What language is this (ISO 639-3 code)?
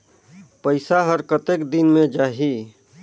hne